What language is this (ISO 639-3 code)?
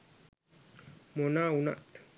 sin